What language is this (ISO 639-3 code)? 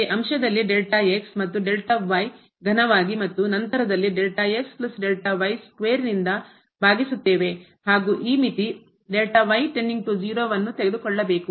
kan